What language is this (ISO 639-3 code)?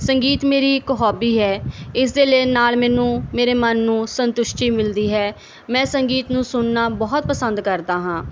pan